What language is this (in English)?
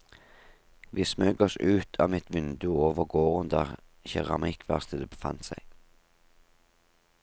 Norwegian